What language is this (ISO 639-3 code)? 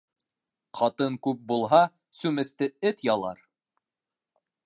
bak